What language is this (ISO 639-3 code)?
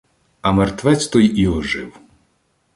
ukr